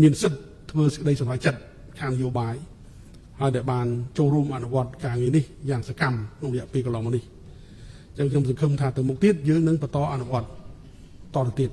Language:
Thai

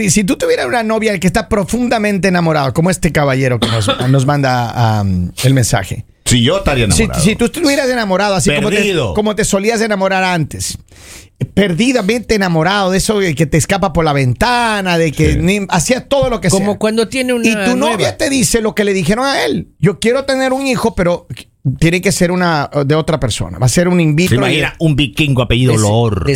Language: Spanish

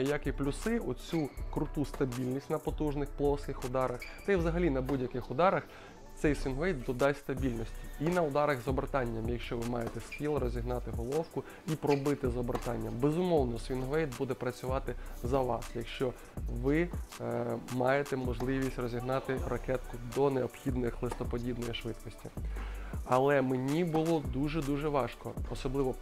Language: Ukrainian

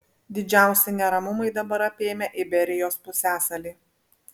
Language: Lithuanian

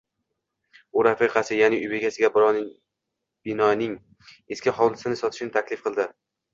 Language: Uzbek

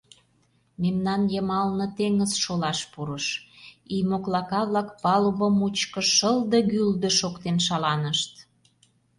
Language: Mari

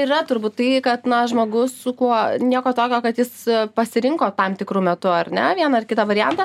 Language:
Lithuanian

